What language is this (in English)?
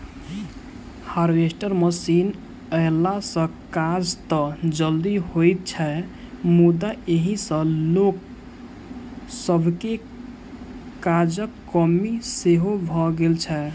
Maithili